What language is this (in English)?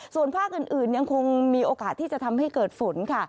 Thai